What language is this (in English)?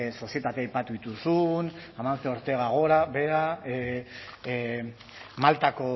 Basque